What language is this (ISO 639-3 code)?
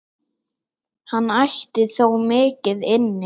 isl